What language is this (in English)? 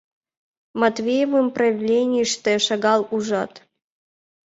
Mari